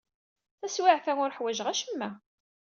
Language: Kabyle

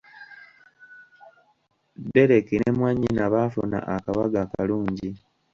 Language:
Ganda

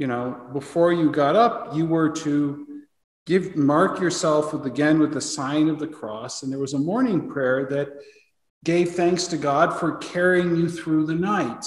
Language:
English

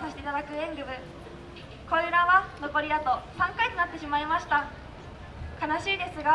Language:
Japanese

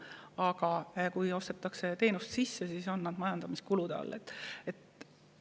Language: Estonian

